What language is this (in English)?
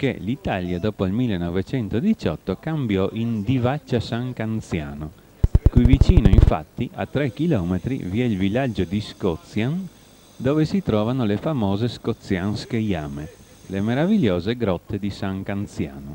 Italian